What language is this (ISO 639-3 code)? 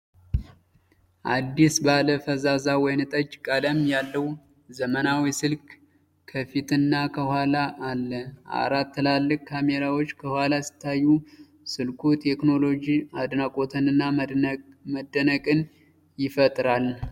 amh